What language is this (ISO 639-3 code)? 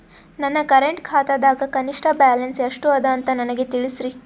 kan